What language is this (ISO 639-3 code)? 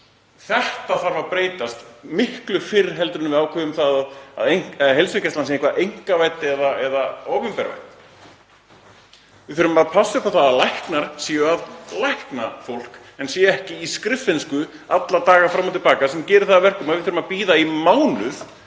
isl